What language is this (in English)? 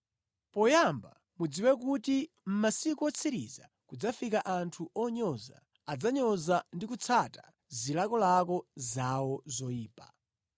Nyanja